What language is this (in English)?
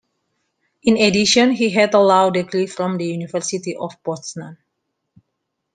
English